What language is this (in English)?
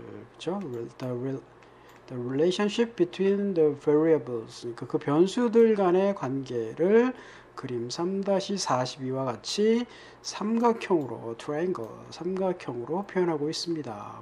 Korean